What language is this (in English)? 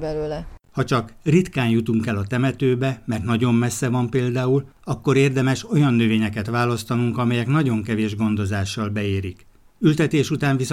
Hungarian